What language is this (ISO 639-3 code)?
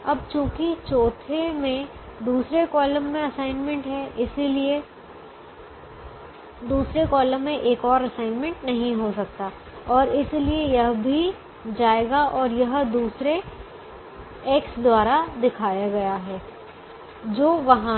hin